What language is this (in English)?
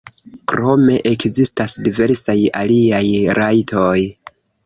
Esperanto